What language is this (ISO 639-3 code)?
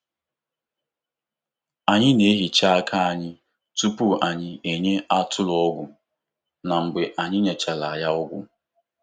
ibo